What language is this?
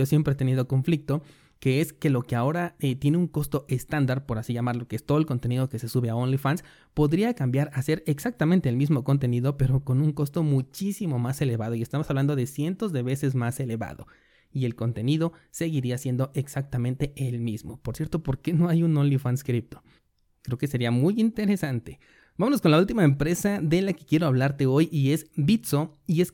Spanish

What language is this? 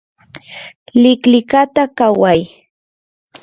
Yanahuanca Pasco Quechua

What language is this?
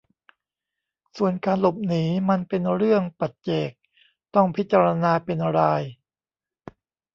Thai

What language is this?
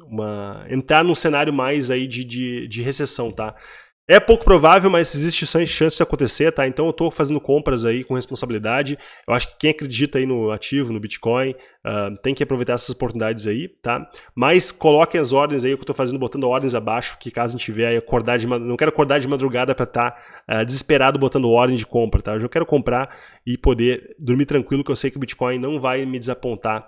Portuguese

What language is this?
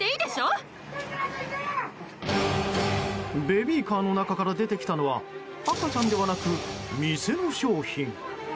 Japanese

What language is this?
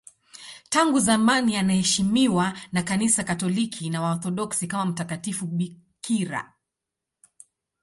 Swahili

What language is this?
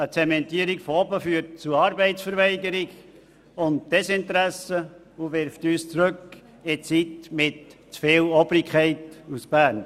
Swiss German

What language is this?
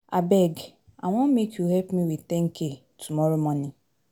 Nigerian Pidgin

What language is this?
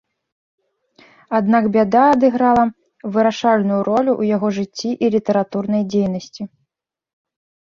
Belarusian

